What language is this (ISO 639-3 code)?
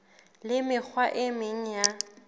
sot